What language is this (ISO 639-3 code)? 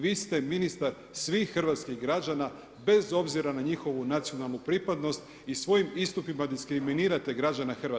hrv